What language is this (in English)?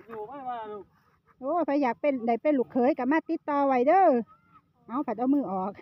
Thai